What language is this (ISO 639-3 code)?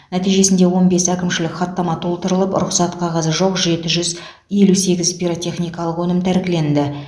kaz